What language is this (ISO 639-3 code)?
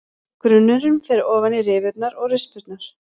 isl